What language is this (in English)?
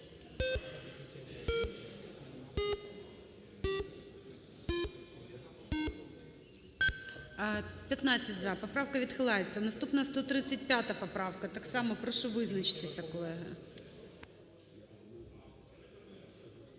Ukrainian